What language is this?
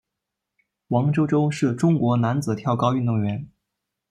Chinese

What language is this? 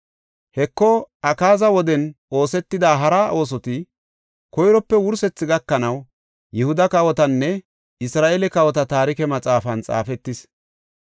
Gofa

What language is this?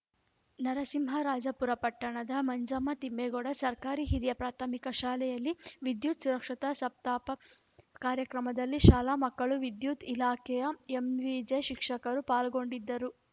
Kannada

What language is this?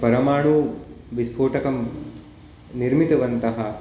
Sanskrit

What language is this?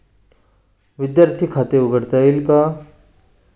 Marathi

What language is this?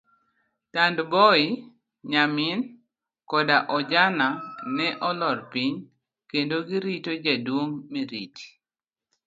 Luo (Kenya and Tanzania)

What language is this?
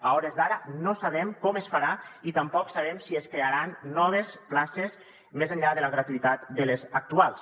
Catalan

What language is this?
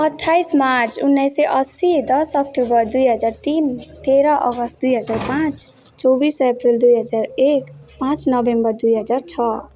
Nepali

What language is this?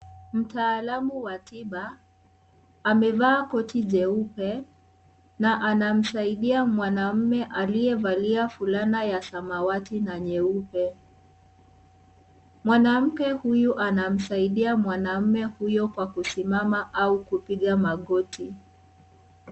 Swahili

